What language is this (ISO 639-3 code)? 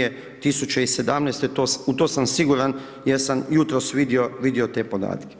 hrv